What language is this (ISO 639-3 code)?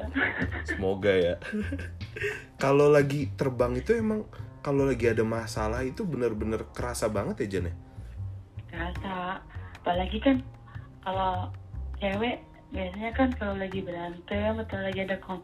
ind